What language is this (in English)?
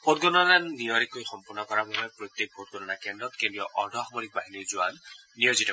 Assamese